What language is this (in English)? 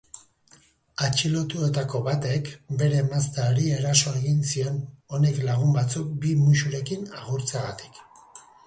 Basque